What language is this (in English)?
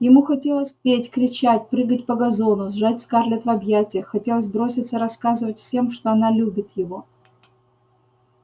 Russian